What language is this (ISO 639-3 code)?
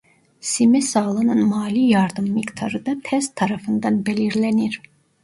tur